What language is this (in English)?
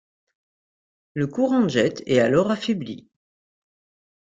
French